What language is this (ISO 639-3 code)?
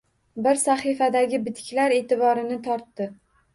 uzb